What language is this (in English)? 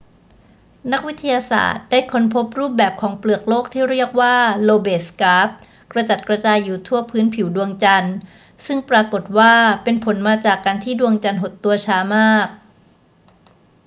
Thai